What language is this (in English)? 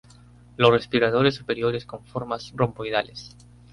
Spanish